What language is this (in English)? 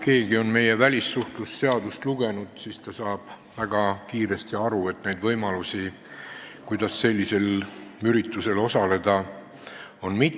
Estonian